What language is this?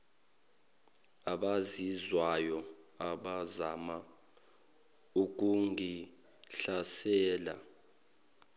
Zulu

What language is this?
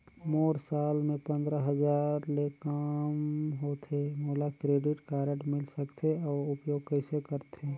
Chhattisgarhi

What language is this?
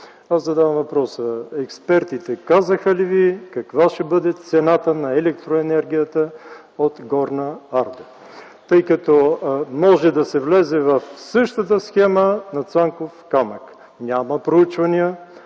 Bulgarian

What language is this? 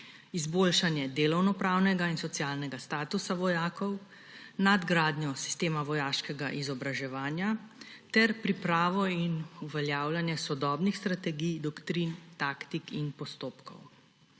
Slovenian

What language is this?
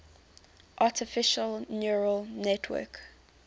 English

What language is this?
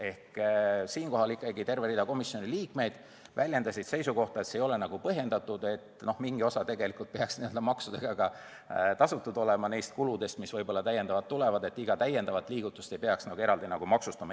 Estonian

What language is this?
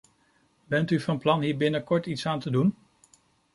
Dutch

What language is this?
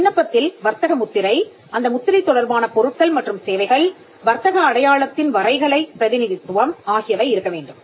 Tamil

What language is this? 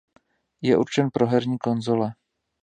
Czech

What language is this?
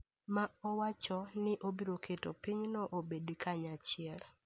Luo (Kenya and Tanzania)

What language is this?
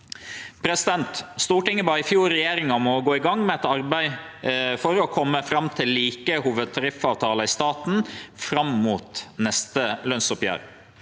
Norwegian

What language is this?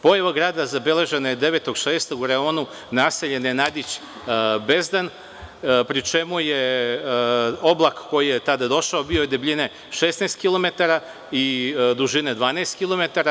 Serbian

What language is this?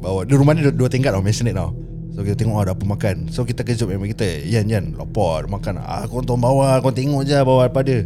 Malay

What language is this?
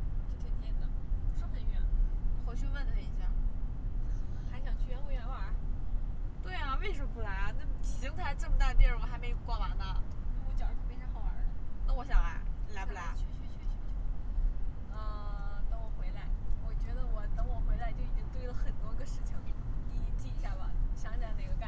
Chinese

